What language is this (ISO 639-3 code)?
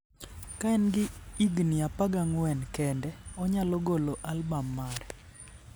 luo